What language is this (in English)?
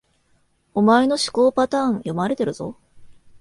Japanese